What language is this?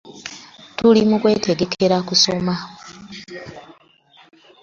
Ganda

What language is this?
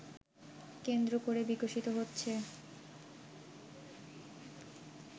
Bangla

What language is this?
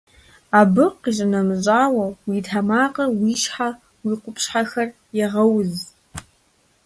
Kabardian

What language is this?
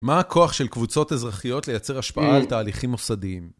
Hebrew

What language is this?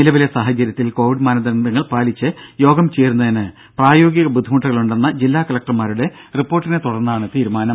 Malayalam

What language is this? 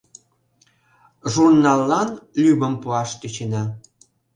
Mari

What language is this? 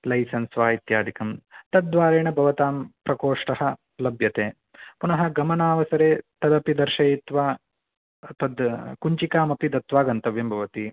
Sanskrit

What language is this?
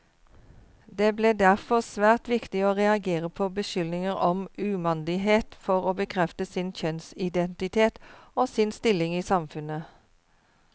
Norwegian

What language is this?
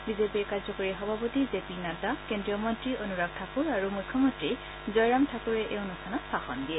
Assamese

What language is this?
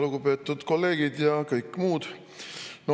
Estonian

